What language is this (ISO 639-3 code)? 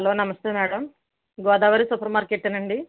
tel